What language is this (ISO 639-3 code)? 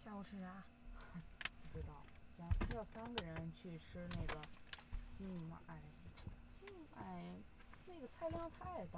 zho